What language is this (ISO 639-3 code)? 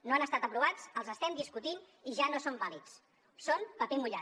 cat